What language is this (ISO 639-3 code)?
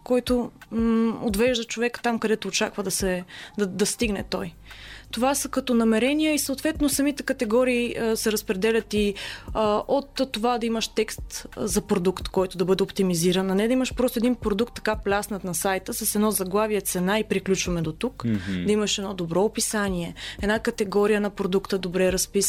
bul